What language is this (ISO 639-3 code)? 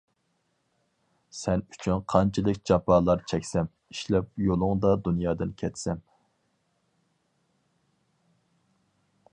uig